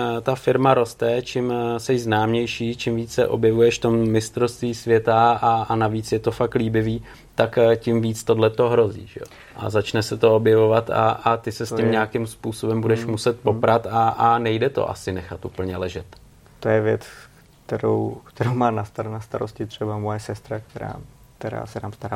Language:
Czech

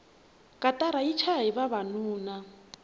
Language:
Tsonga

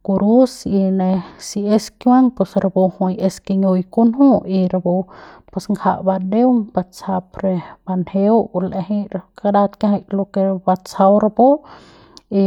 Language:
Central Pame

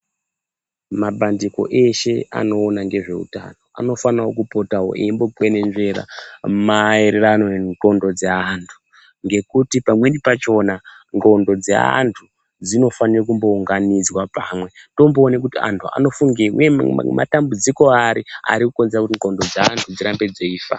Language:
Ndau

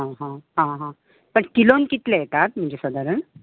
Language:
Konkani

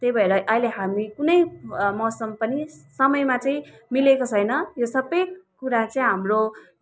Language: Nepali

